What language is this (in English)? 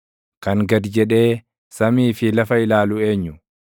Oromo